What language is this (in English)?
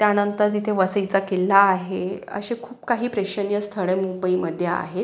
Marathi